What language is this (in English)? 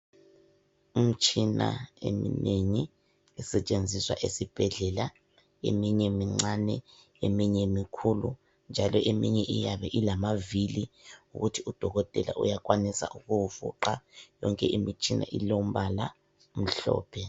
North Ndebele